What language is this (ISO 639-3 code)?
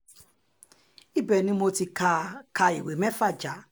yor